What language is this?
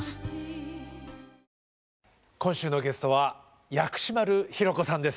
Japanese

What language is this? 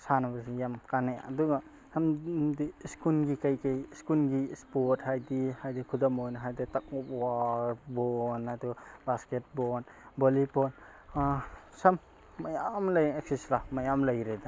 Manipuri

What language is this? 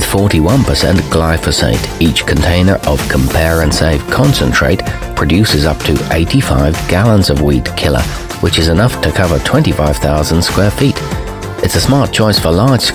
English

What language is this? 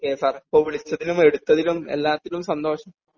Malayalam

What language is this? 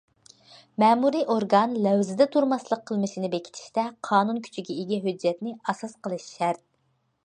Uyghur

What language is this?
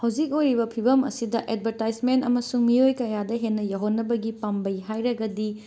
Manipuri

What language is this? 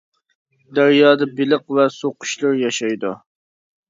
Uyghur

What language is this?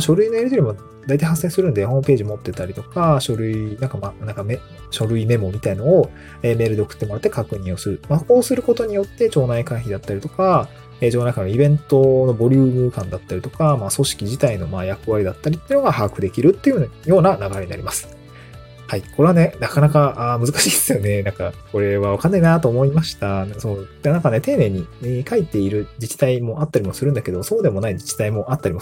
Japanese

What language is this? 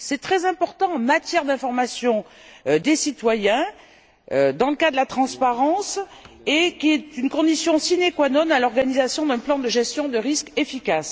French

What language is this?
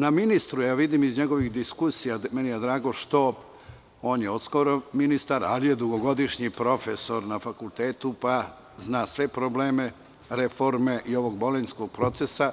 Serbian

